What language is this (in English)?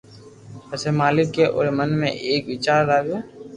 Loarki